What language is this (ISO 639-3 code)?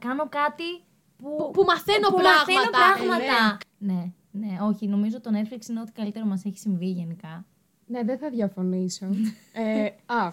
ell